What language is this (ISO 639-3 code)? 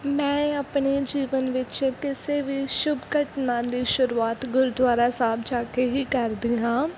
pan